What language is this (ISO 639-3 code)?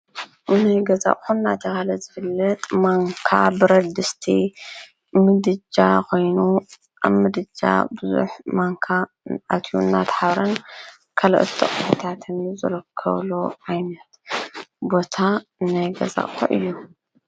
tir